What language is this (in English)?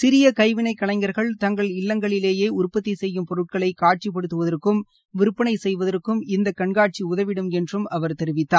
Tamil